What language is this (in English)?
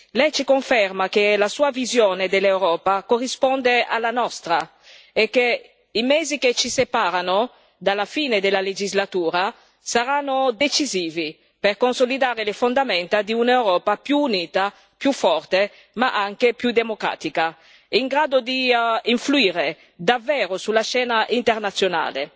Italian